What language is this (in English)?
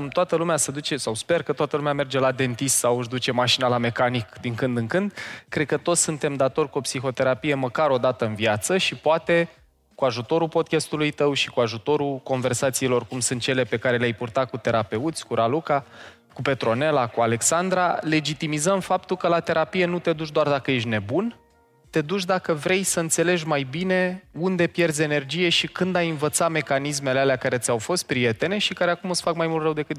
Romanian